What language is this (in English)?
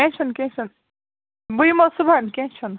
Kashmiri